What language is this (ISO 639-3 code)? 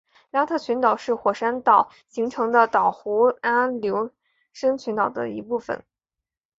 zho